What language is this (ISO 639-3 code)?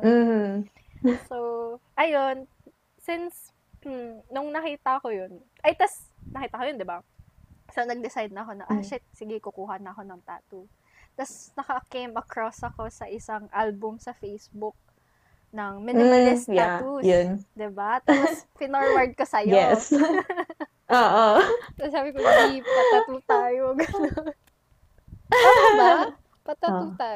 fil